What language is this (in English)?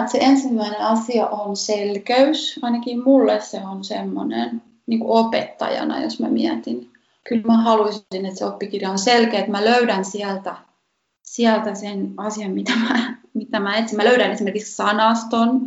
Finnish